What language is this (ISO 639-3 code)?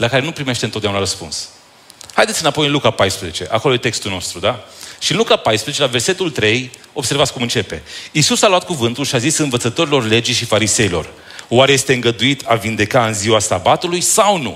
ron